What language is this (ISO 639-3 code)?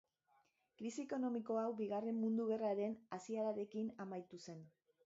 eus